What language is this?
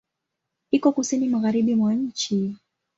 Swahili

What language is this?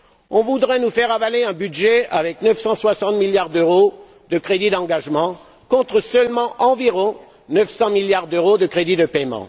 French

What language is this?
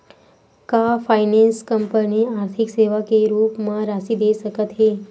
Chhattisgarhi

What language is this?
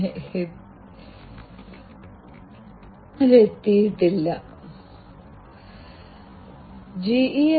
Malayalam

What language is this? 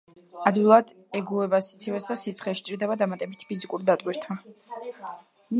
Georgian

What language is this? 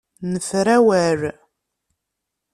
Kabyle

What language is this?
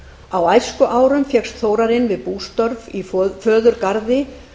Icelandic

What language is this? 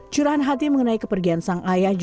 Indonesian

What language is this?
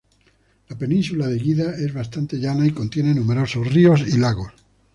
Spanish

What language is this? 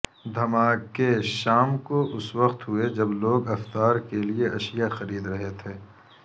Urdu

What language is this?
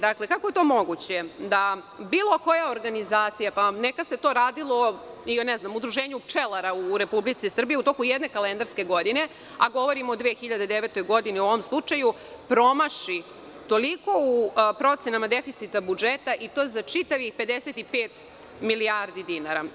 Serbian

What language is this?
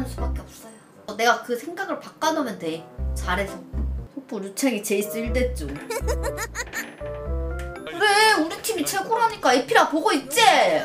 Korean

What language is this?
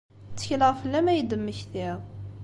Kabyle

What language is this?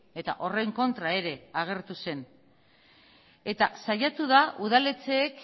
Basque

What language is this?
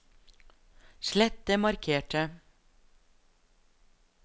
Norwegian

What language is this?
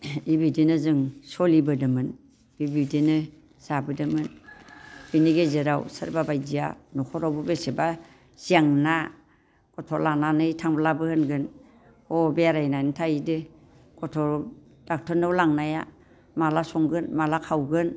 Bodo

